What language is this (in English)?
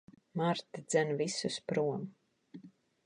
Latvian